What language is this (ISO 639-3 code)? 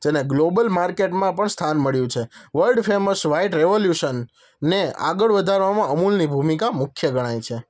guj